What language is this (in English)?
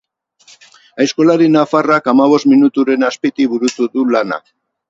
Basque